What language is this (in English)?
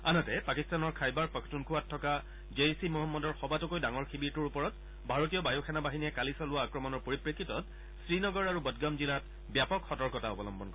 Assamese